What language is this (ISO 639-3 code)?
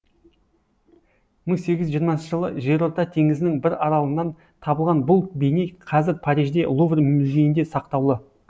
kaz